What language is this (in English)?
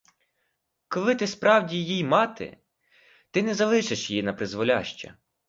Ukrainian